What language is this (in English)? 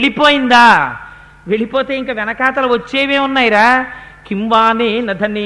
Telugu